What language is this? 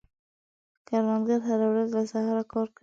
Pashto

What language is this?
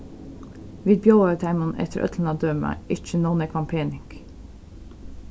Faroese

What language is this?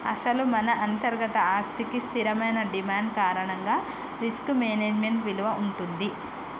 Telugu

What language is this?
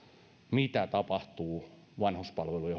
Finnish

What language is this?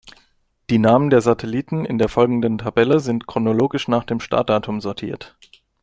German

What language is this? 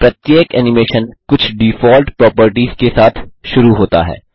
Hindi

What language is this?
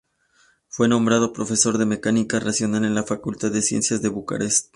Spanish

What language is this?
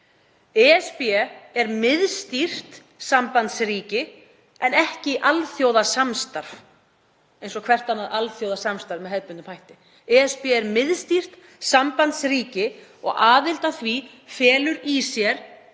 Icelandic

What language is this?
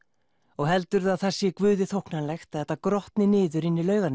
Icelandic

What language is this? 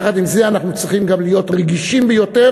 Hebrew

